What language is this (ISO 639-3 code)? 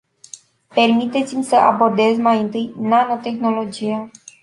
ron